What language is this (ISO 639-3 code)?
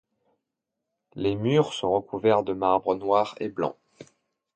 fra